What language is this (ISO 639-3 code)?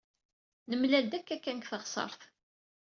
kab